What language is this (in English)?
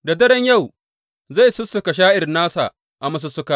Hausa